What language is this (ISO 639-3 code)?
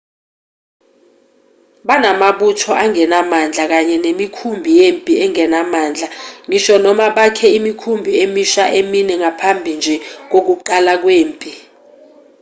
zul